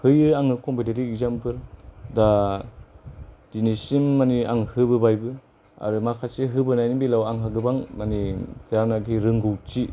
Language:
Bodo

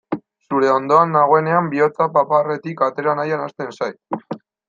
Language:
Basque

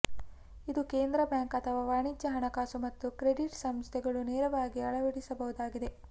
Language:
Kannada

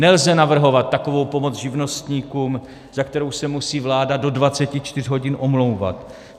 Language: Czech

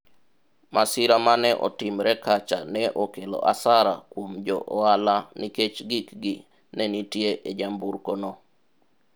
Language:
Luo (Kenya and Tanzania)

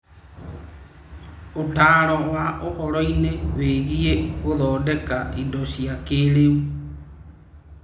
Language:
Kikuyu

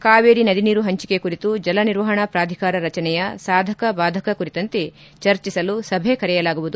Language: Kannada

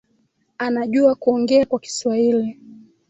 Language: Swahili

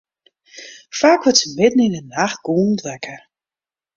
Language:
Western Frisian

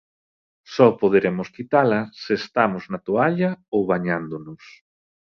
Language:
Galician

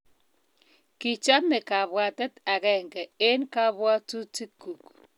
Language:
Kalenjin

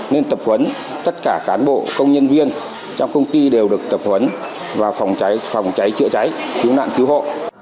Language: Vietnamese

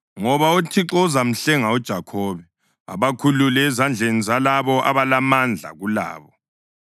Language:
North Ndebele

